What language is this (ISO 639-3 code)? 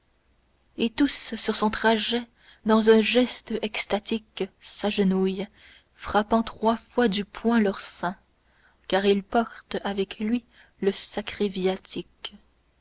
fra